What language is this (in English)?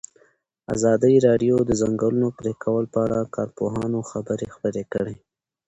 Pashto